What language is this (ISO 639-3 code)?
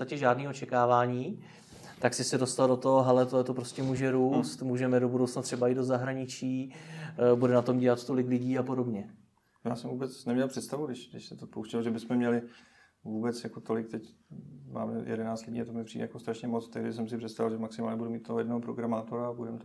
ces